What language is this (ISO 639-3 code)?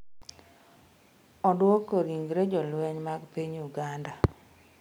luo